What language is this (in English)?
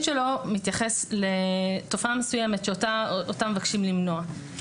Hebrew